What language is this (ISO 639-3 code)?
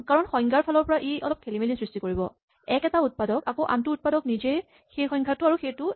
asm